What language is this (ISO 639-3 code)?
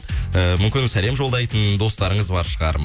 kaz